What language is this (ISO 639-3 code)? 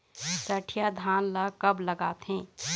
hne